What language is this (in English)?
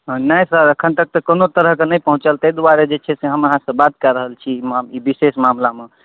Maithili